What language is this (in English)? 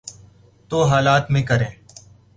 Urdu